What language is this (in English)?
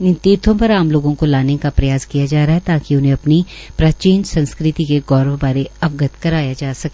Hindi